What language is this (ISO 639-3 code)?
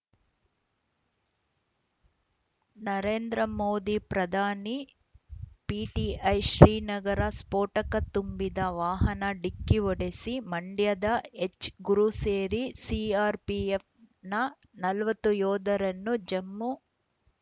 kan